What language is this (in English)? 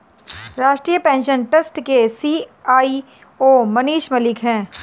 Hindi